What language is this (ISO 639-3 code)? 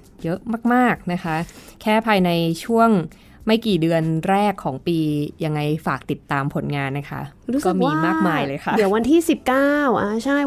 tha